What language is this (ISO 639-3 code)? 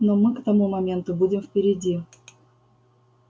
rus